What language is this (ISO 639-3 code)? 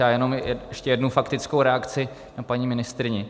ces